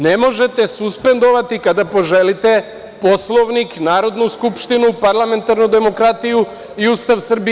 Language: Serbian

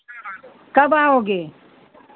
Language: Hindi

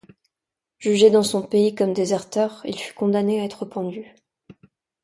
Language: French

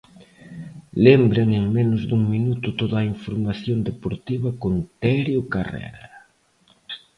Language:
Galician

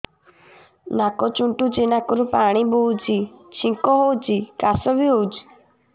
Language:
Odia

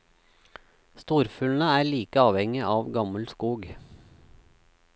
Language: Norwegian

